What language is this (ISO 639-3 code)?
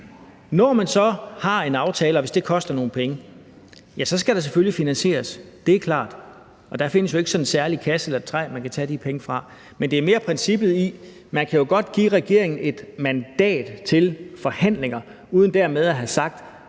dan